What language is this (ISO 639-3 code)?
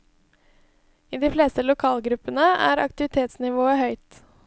nor